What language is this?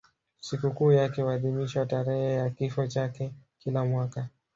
Swahili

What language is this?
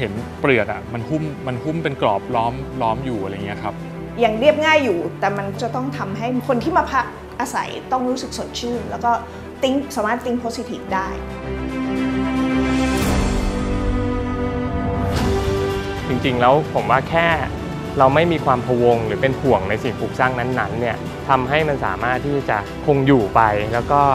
Thai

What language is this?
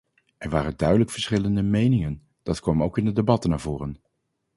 Dutch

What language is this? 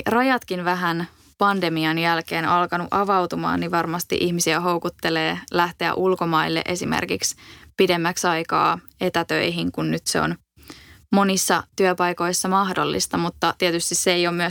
Finnish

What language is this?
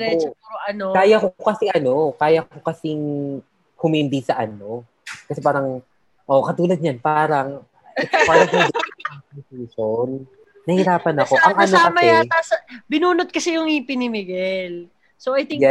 Filipino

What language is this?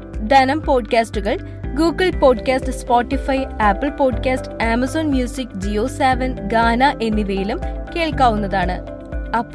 Malayalam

